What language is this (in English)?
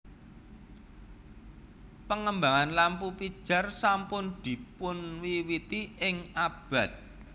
Javanese